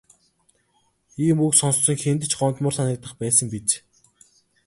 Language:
Mongolian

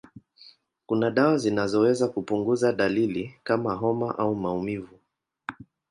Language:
Swahili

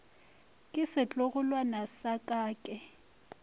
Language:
Northern Sotho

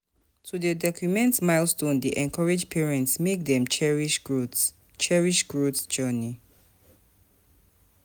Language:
Nigerian Pidgin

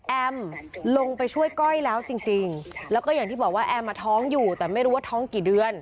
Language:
Thai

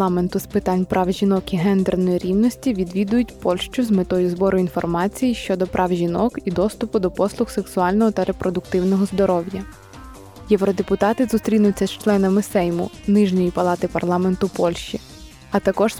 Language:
Ukrainian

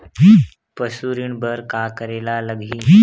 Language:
Chhattisgarhi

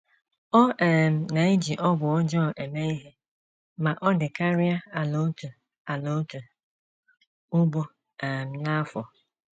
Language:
Igbo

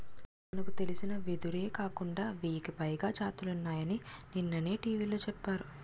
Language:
Telugu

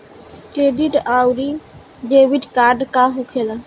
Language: Bhojpuri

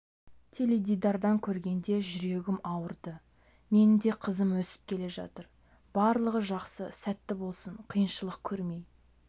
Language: Kazakh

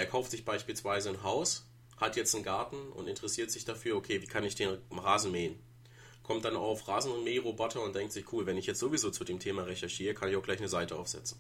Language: German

